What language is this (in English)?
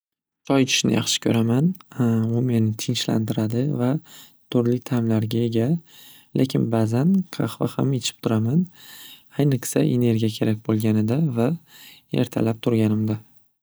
Uzbek